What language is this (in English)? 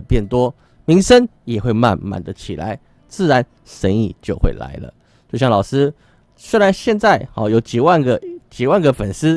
Chinese